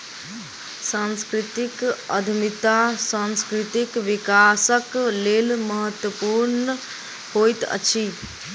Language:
Maithili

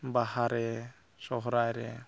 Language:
Santali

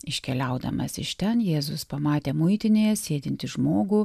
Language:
Lithuanian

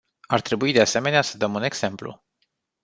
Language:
Romanian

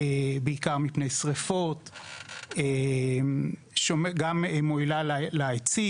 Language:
Hebrew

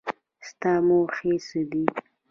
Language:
Pashto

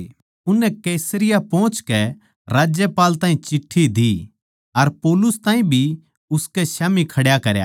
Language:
Haryanvi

